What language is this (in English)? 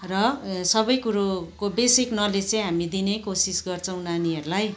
Nepali